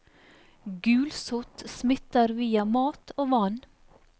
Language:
Norwegian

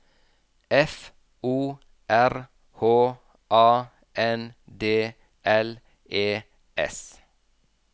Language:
Norwegian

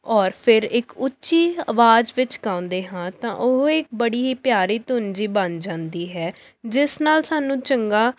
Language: Punjabi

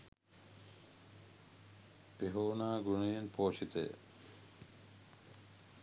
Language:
Sinhala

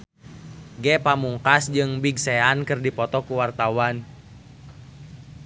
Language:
Sundanese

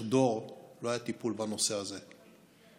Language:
Hebrew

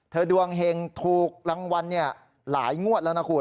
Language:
Thai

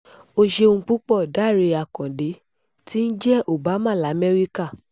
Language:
Yoruba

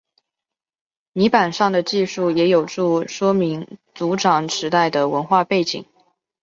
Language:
Chinese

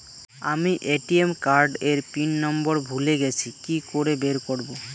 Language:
Bangla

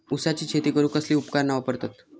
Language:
Marathi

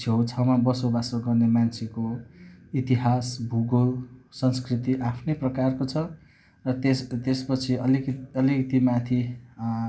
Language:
Nepali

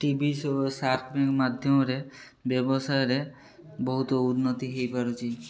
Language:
Odia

